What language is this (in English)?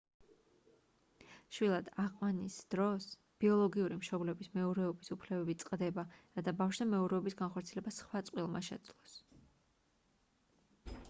Georgian